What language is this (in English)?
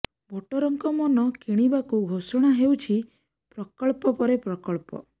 Odia